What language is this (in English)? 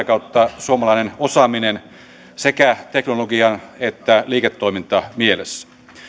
Finnish